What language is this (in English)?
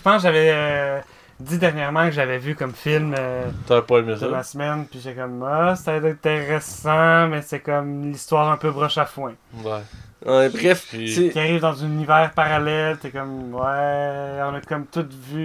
French